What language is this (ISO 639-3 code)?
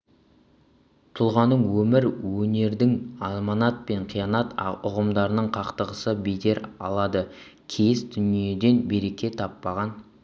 kaz